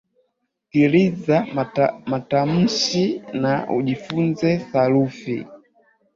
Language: Swahili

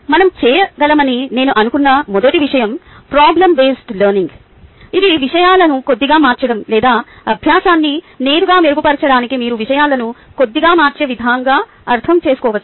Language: Telugu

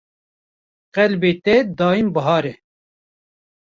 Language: Kurdish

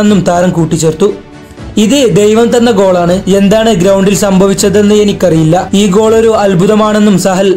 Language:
Turkish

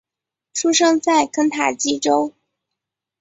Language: Chinese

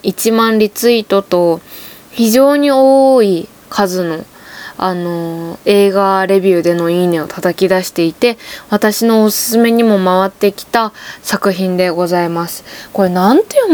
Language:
Japanese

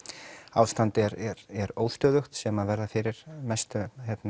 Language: Icelandic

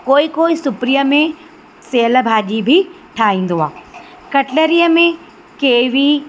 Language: Sindhi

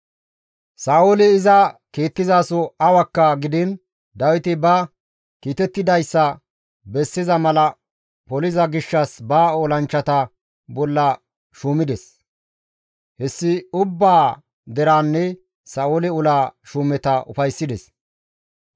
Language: Gamo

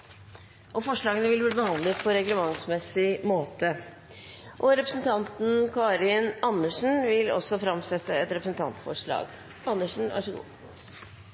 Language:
Norwegian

